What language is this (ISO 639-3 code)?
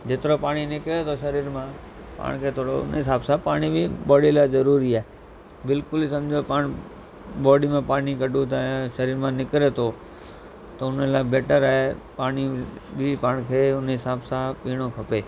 snd